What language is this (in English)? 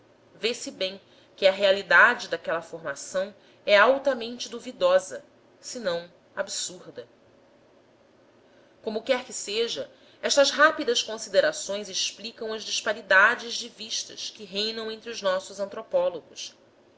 Portuguese